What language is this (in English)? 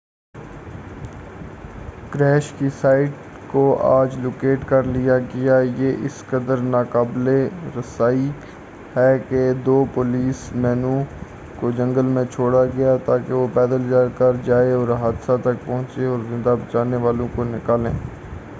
Urdu